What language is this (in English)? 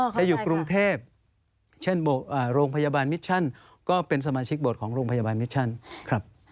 Thai